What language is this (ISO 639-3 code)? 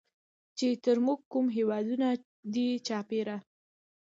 pus